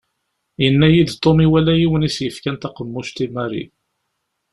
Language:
Kabyle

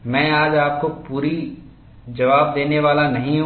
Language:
Hindi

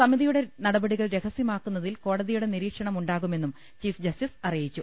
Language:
Malayalam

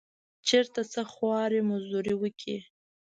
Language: Pashto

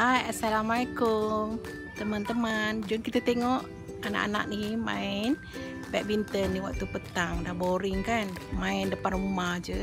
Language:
Malay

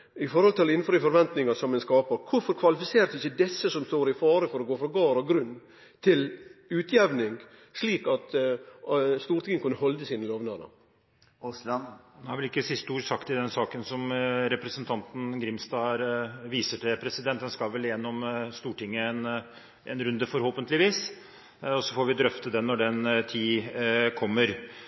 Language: Norwegian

